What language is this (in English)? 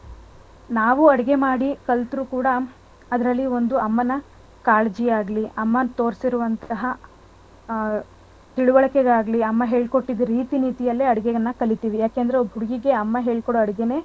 Kannada